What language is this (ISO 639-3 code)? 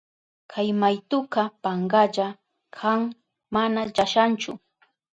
qup